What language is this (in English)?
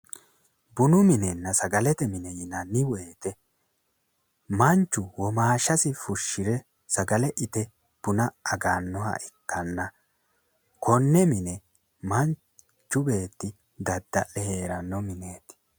Sidamo